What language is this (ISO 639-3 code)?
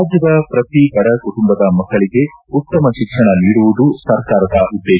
kan